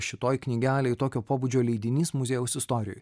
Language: Lithuanian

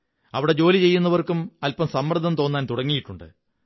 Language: Malayalam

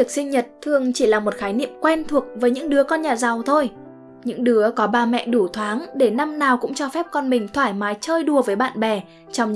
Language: Vietnamese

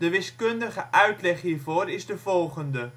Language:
Dutch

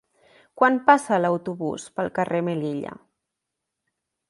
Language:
Catalan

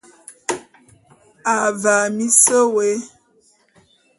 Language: Bulu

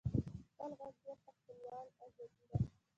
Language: Pashto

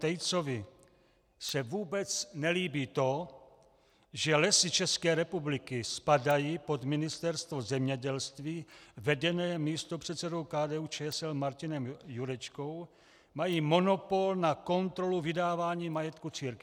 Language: Czech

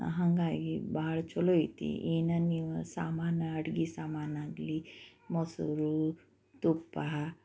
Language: Kannada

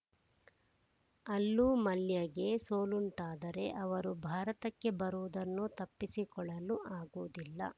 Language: Kannada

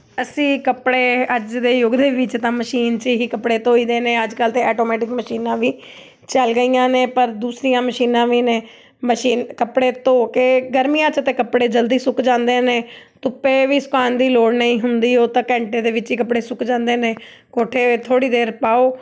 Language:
Punjabi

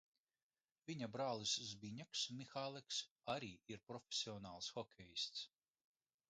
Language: Latvian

